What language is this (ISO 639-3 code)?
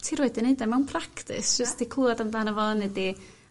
cym